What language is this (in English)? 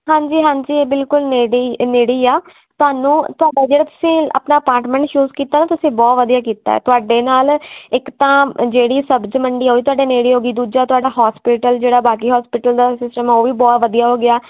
Punjabi